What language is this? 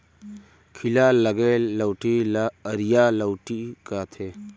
Chhattisgarhi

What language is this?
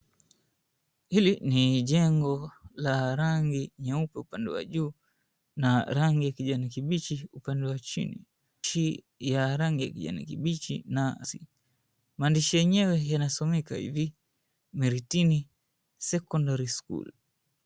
Swahili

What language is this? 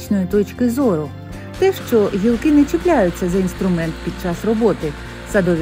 Ukrainian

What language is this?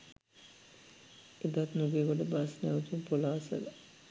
Sinhala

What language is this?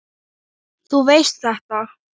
Icelandic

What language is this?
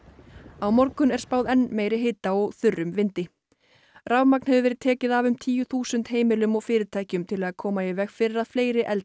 Icelandic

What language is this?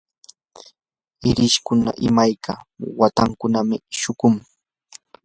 Yanahuanca Pasco Quechua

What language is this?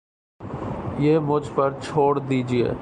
Urdu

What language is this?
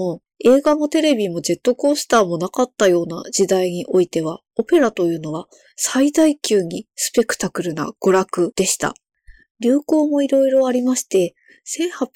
Japanese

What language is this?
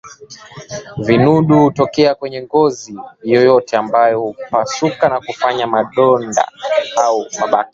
Swahili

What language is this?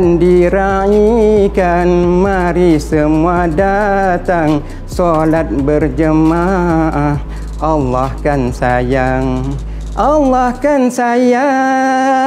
Malay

